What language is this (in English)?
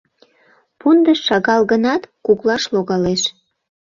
Mari